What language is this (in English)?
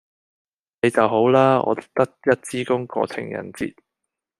Cantonese